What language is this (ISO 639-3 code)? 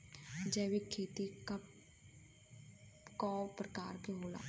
bho